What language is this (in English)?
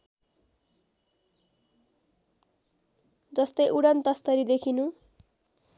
Nepali